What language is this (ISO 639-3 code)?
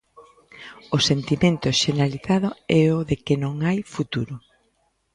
glg